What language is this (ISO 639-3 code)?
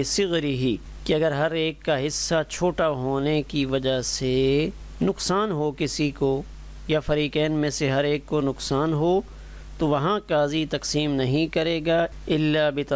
hin